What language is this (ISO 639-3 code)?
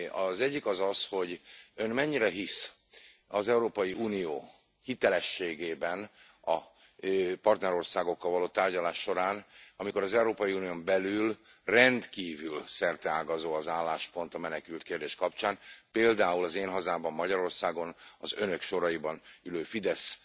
hun